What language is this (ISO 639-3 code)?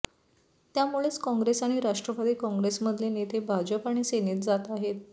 mar